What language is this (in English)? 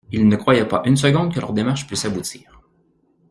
French